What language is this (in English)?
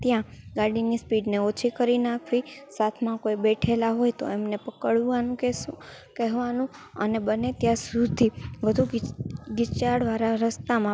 Gujarati